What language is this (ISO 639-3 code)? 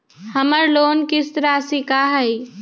mag